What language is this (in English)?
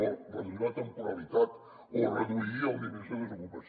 Catalan